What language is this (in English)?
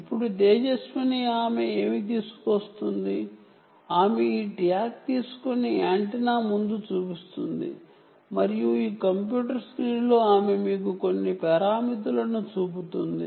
Telugu